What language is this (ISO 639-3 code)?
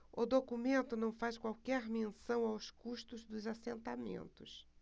por